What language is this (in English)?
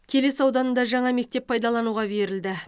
Kazakh